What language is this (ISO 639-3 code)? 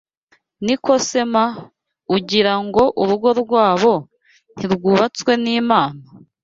kin